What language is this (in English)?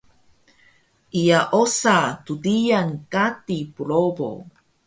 Taroko